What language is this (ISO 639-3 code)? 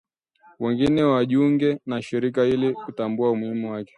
swa